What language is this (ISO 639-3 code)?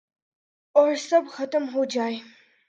urd